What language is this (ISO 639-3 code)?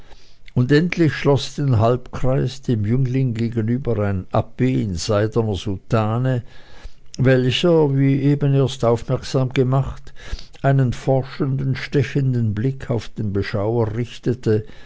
deu